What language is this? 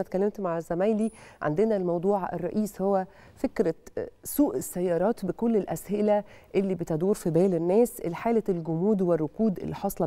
Arabic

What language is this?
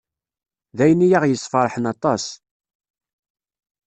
Kabyle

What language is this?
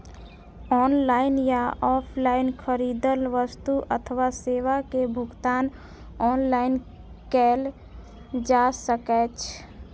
Maithili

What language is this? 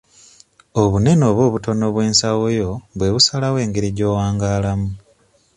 Ganda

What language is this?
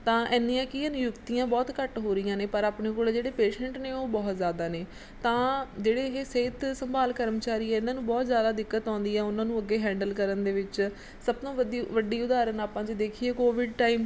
Punjabi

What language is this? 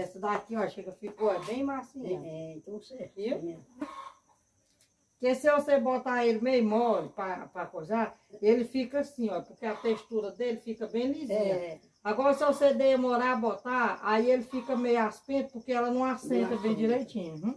Portuguese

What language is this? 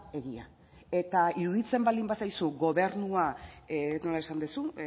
Basque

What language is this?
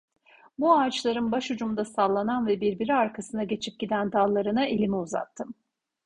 Turkish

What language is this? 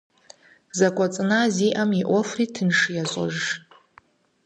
Kabardian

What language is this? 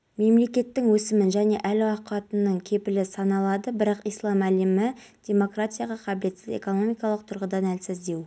Kazakh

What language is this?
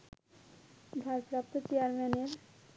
Bangla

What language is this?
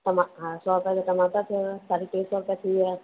Sindhi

